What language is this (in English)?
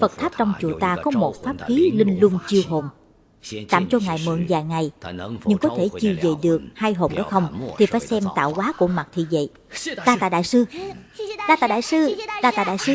Vietnamese